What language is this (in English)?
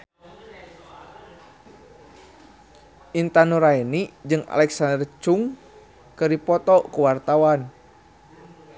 Sundanese